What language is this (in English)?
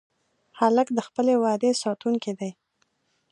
Pashto